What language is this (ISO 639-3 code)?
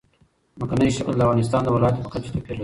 pus